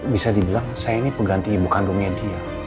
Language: Indonesian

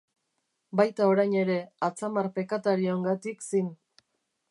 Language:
Basque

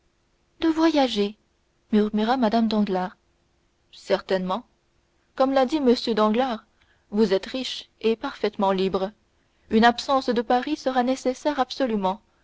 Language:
French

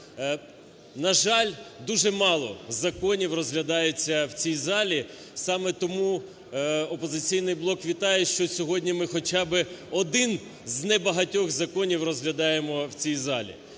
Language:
Ukrainian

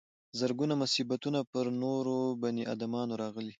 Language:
Pashto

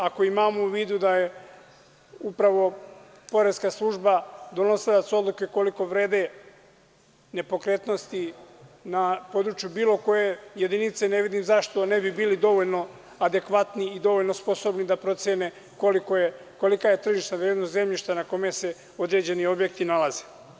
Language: Serbian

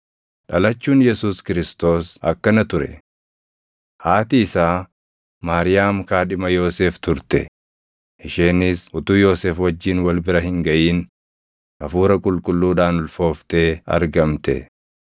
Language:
Oromo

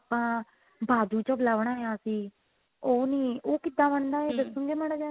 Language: Punjabi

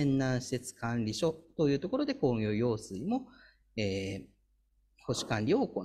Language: Japanese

